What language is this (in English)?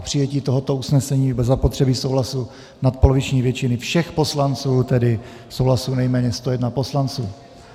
Czech